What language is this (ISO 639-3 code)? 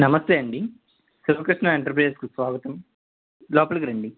tel